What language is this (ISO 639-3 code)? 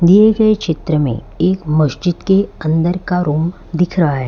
hin